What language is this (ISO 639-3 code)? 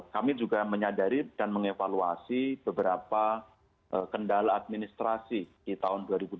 ind